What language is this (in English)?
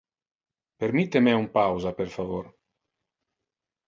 Interlingua